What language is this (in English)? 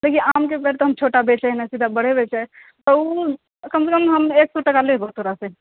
Maithili